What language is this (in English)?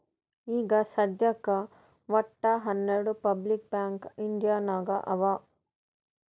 Kannada